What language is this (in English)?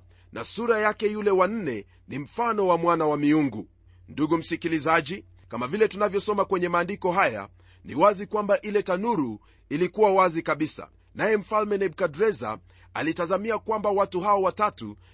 Swahili